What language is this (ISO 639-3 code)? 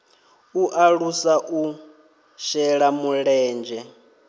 ven